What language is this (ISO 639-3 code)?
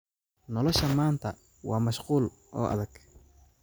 som